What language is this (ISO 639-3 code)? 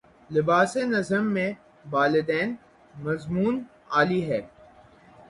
urd